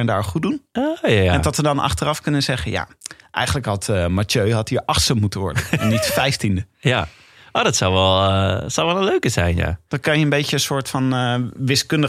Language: Dutch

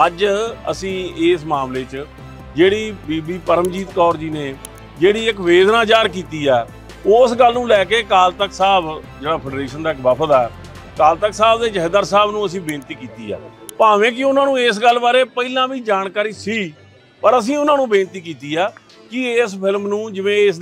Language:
Hindi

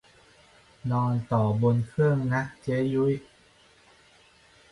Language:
Thai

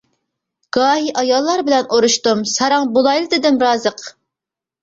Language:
Uyghur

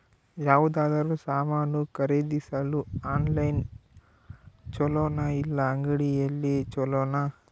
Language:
Kannada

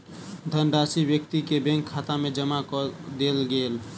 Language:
Maithili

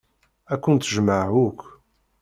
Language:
Kabyle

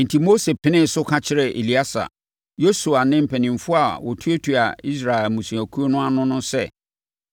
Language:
Akan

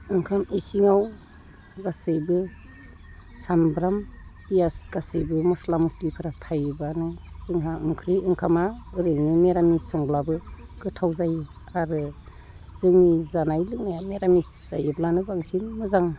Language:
Bodo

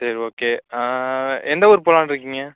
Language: Tamil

